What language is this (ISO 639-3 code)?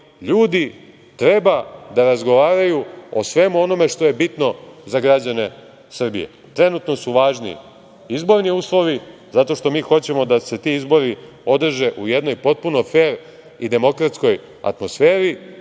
srp